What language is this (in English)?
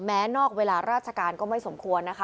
Thai